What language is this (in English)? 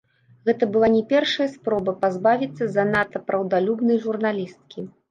Belarusian